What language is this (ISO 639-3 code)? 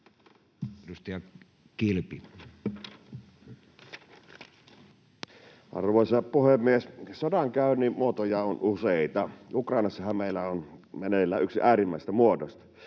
fin